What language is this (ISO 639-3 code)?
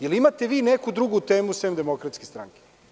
srp